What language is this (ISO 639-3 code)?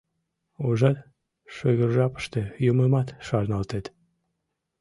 chm